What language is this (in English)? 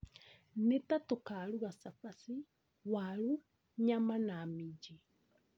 Kikuyu